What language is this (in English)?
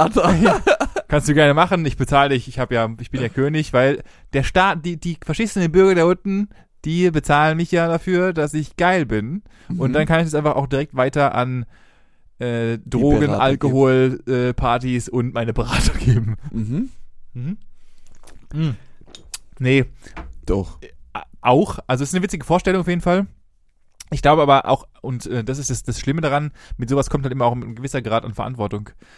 German